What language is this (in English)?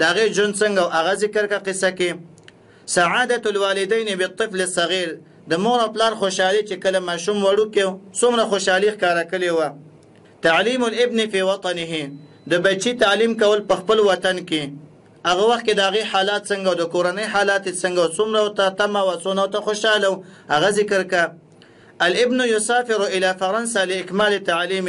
Arabic